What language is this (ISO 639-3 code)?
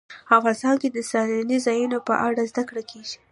pus